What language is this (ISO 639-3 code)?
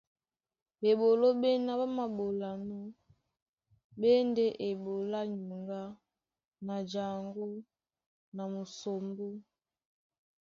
dua